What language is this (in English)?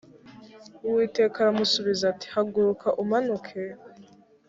Kinyarwanda